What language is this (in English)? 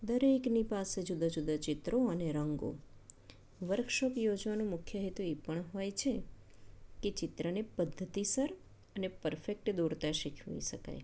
Gujarati